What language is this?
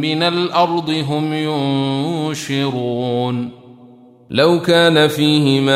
Arabic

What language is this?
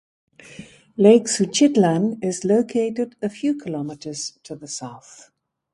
English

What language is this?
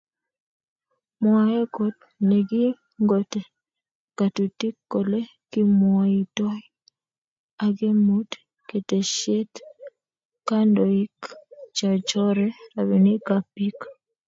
Kalenjin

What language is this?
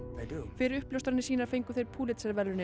Icelandic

